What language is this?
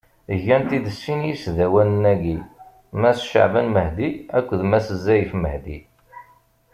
Kabyle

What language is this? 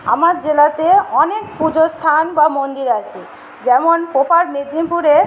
Bangla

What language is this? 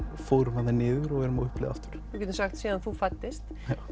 Icelandic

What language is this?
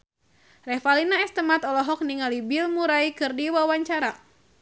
Sundanese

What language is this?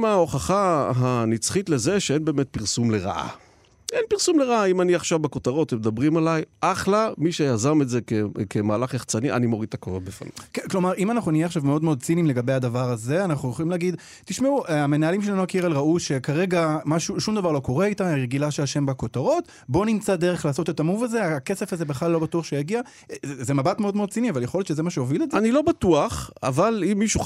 Hebrew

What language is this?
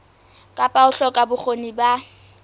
Southern Sotho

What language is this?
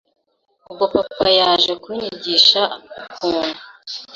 Kinyarwanda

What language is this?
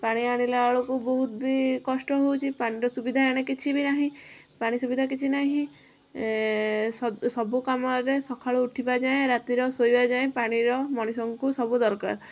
Odia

